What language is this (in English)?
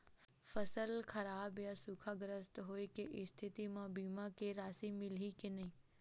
Chhattisgarhi